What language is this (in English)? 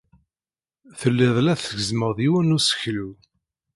Kabyle